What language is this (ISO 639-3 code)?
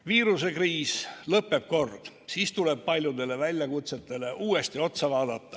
est